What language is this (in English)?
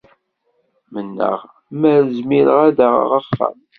Kabyle